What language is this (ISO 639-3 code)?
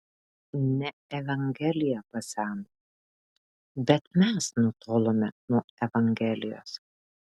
lit